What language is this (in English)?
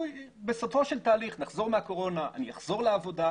Hebrew